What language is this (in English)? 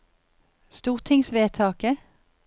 Norwegian